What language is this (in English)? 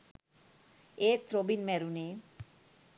Sinhala